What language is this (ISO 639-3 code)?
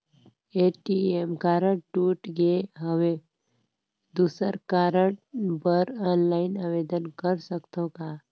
hne